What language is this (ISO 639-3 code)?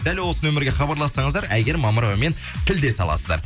kaz